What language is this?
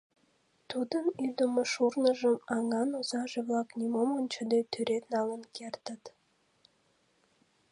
Mari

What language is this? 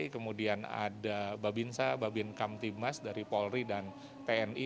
Indonesian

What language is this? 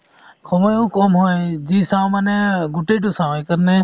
Assamese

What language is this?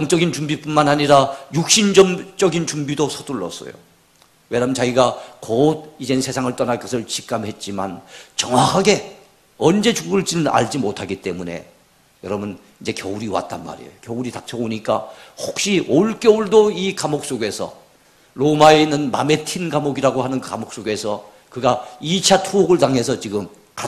Korean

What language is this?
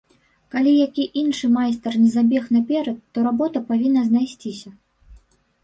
Belarusian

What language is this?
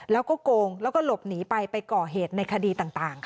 Thai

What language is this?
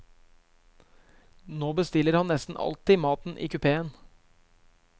Norwegian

